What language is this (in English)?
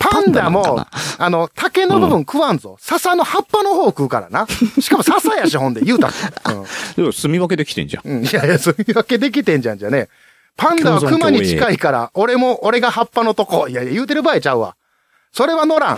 Japanese